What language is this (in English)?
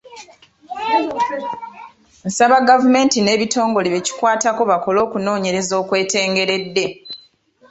Ganda